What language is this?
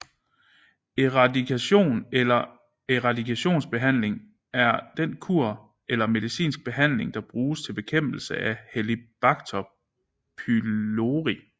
Danish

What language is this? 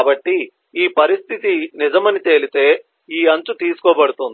Telugu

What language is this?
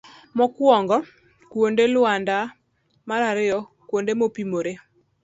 Luo (Kenya and Tanzania)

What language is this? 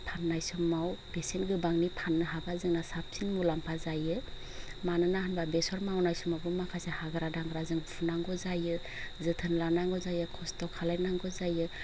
Bodo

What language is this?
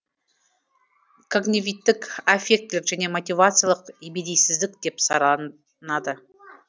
Kazakh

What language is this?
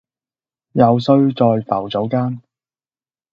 Cantonese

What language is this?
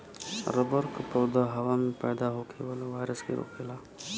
Bhojpuri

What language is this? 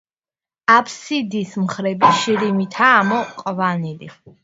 Georgian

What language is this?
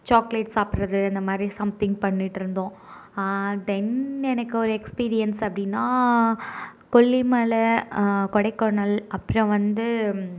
Tamil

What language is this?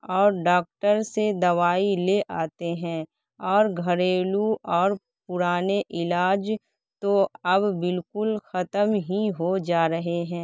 Urdu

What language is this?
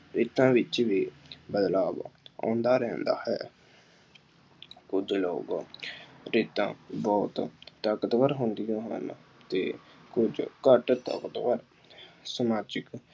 Punjabi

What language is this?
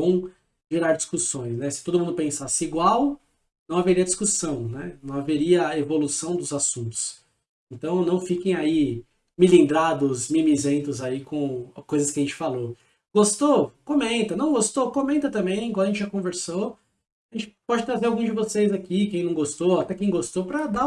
Portuguese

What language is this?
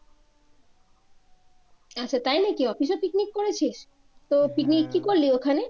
Bangla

